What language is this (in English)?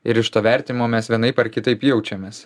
Lithuanian